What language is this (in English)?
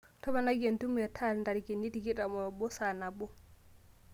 Masai